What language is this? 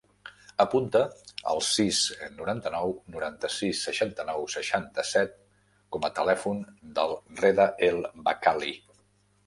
Catalan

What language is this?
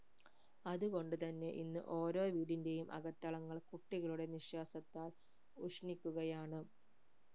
Malayalam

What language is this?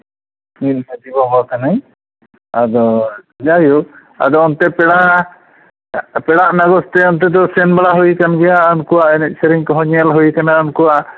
Santali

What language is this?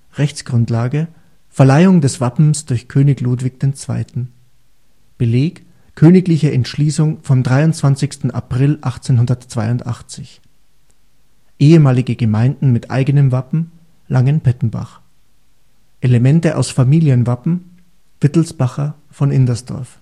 German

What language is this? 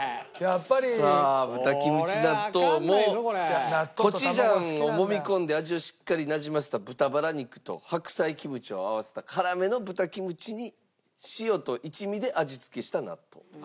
Japanese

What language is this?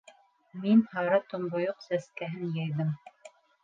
Bashkir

